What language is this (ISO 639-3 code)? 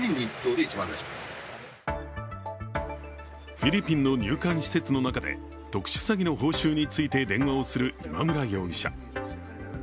jpn